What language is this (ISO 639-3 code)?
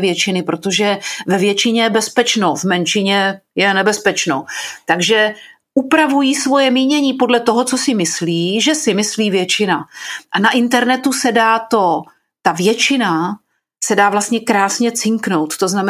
ces